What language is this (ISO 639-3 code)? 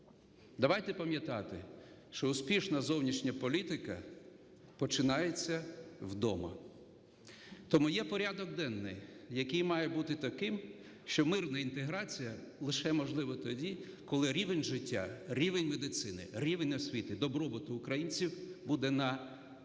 ukr